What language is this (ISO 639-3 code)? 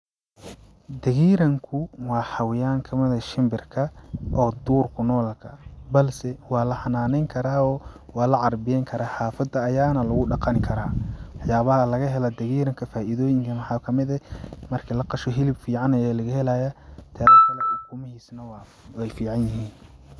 som